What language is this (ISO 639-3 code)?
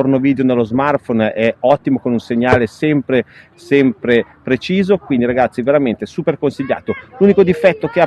ita